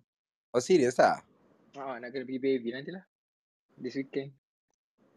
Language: Malay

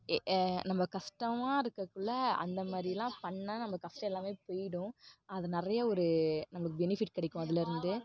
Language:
Tamil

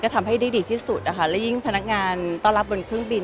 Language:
Thai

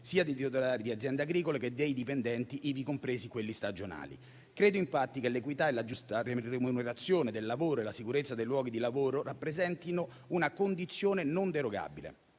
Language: Italian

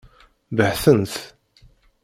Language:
Kabyle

